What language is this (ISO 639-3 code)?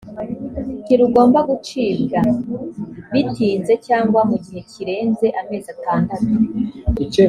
kin